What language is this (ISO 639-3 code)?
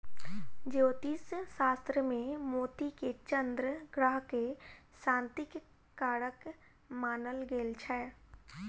mai